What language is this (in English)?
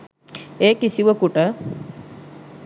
Sinhala